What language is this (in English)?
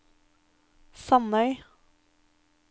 Norwegian